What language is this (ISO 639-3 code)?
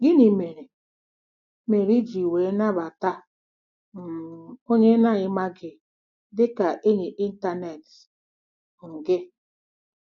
ibo